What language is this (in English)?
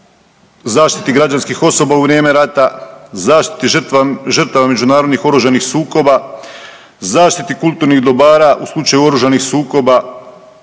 Croatian